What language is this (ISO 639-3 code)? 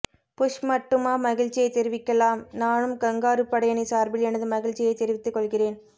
tam